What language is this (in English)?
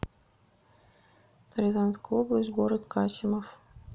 Russian